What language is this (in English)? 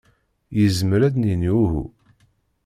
Kabyle